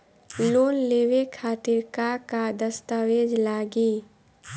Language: Bhojpuri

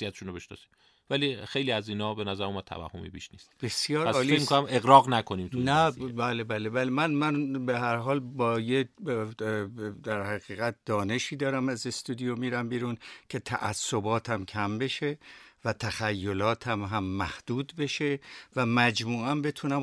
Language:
Persian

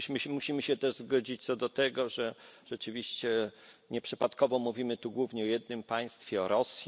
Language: Polish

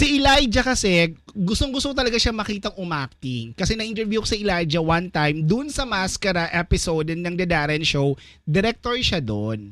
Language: Filipino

